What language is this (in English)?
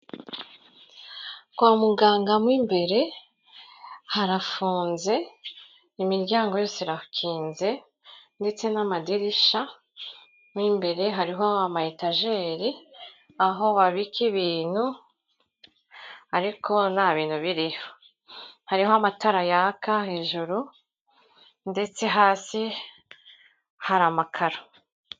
Kinyarwanda